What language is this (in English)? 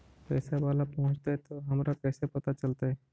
Magahi